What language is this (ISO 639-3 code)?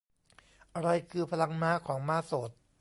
tha